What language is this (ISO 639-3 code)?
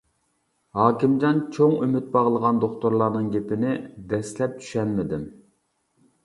uig